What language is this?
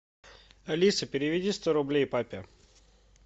Russian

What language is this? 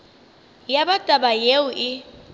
Northern Sotho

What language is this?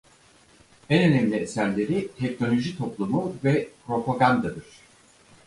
Turkish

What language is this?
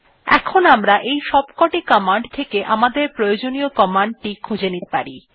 Bangla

